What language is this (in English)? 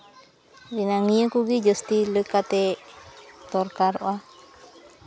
Santali